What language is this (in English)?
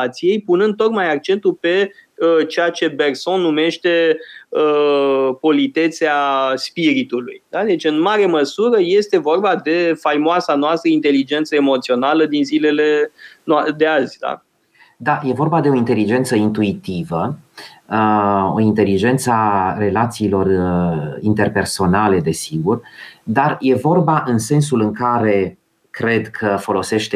Romanian